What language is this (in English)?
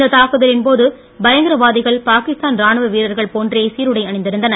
Tamil